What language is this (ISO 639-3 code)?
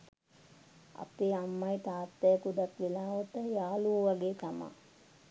sin